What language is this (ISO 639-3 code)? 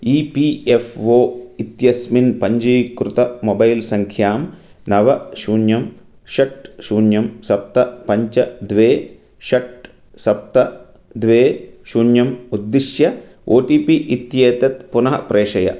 san